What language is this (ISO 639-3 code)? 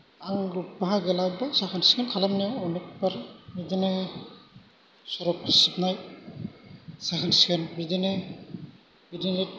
brx